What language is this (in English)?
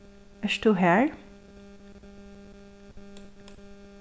Faroese